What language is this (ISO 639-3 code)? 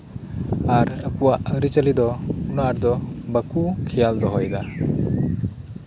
sat